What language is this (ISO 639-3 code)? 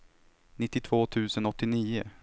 swe